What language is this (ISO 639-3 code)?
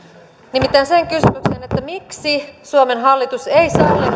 fin